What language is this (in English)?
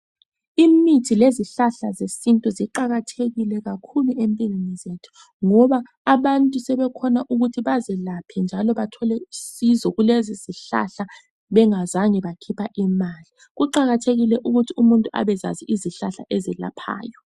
North Ndebele